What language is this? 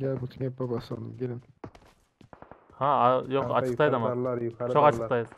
Turkish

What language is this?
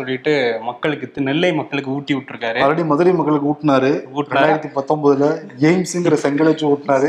Tamil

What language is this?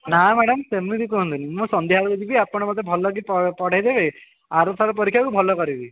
Odia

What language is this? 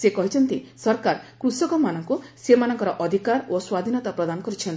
Odia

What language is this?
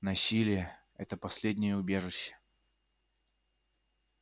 Russian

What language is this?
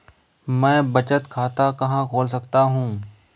Hindi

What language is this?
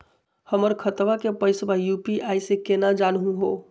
Magahi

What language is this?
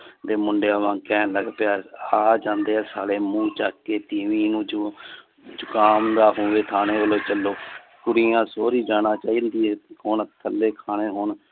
Punjabi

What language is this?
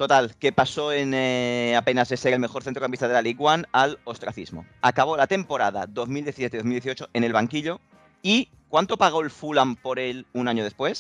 Spanish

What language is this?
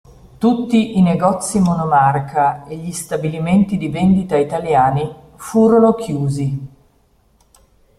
Italian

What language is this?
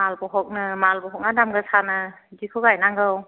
Bodo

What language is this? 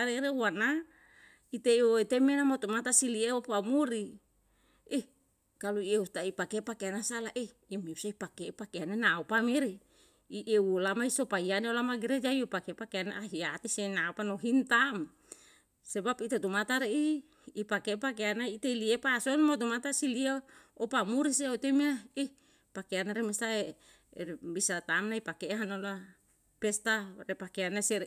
Yalahatan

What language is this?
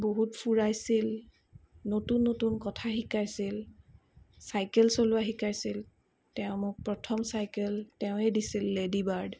Assamese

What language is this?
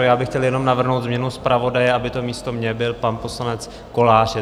Czech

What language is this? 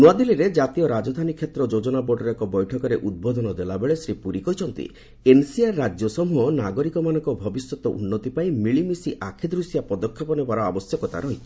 Odia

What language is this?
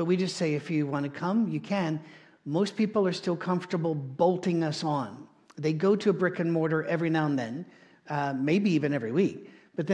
English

